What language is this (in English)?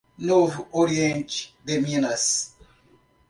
Portuguese